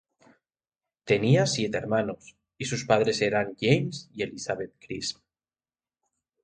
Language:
Spanish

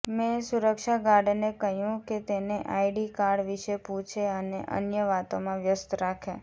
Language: Gujarati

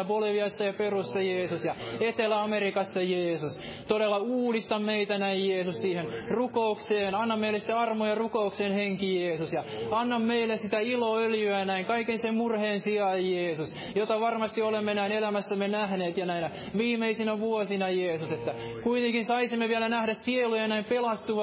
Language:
Finnish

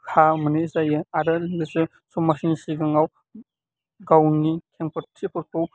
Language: Bodo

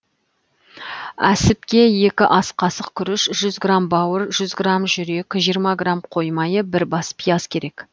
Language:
Kazakh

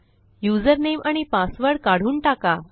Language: Marathi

